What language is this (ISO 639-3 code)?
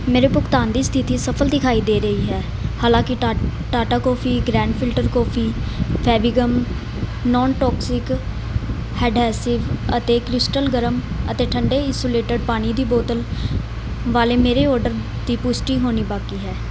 pan